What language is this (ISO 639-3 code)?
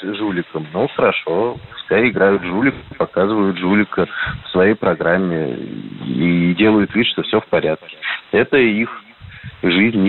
rus